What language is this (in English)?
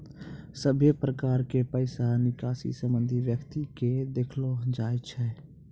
Maithili